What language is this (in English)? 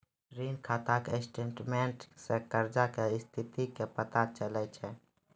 Maithili